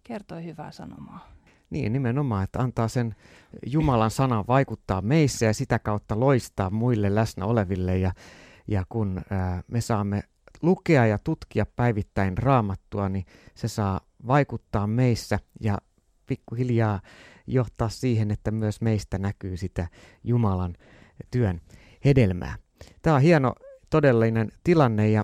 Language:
Finnish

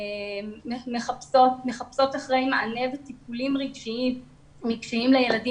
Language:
Hebrew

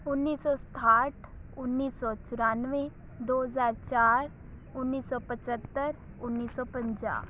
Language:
Punjabi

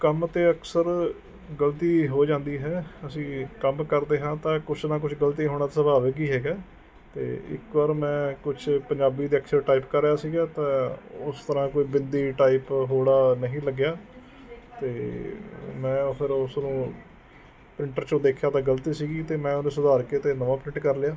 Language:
Punjabi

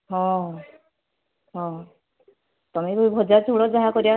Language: Odia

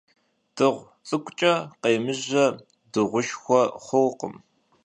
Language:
Kabardian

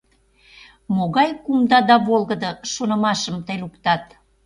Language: Mari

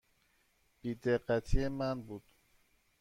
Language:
Persian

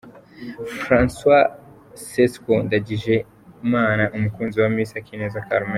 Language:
Kinyarwanda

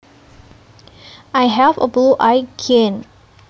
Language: Javanese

